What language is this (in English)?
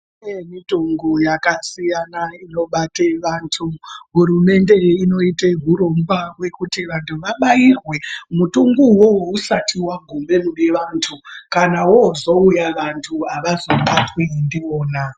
Ndau